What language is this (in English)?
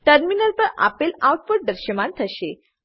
Gujarati